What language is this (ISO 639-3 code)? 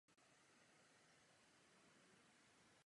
ces